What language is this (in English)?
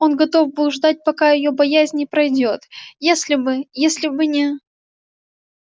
Russian